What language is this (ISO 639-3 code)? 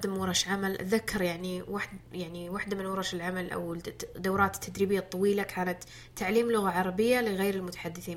ara